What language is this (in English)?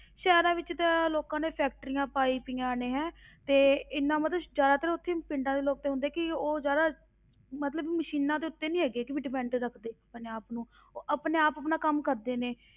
Punjabi